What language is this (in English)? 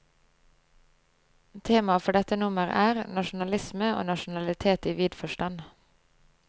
Norwegian